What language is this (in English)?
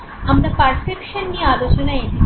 Bangla